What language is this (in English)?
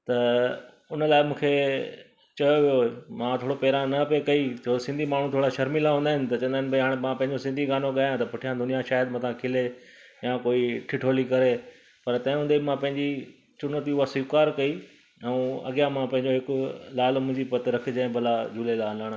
Sindhi